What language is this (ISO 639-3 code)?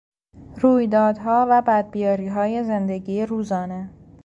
fas